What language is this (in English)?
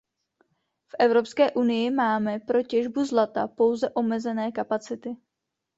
Czech